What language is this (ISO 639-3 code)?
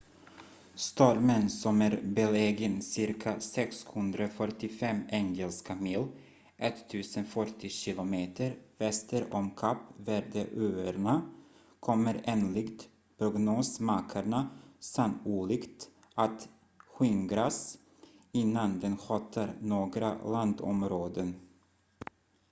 swe